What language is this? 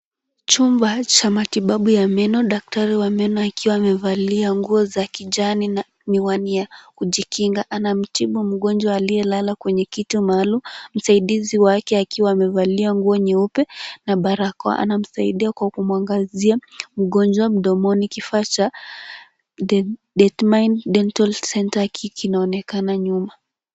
Swahili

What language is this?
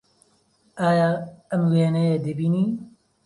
Central Kurdish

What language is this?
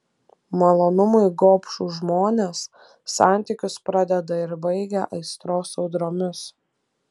Lithuanian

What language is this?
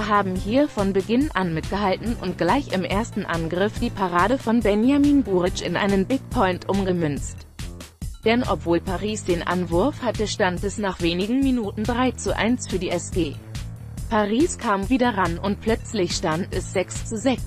German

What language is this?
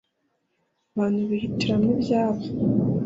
Kinyarwanda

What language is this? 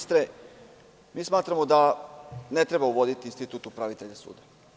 Serbian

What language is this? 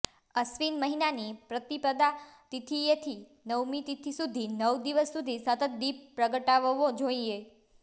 Gujarati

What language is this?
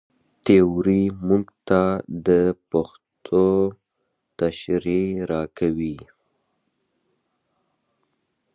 Pashto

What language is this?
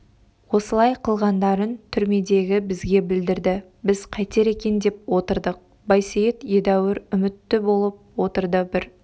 Kazakh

